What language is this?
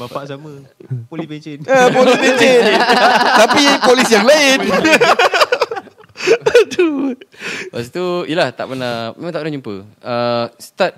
Malay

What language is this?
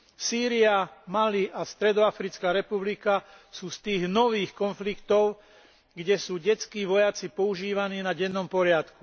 Slovak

